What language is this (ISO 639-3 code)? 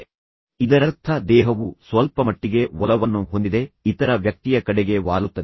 kan